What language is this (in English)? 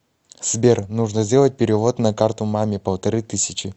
Russian